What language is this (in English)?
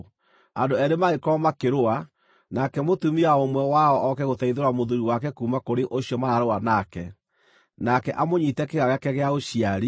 Kikuyu